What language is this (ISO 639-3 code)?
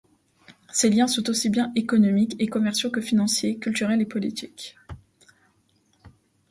fra